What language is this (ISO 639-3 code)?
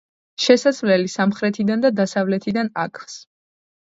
kat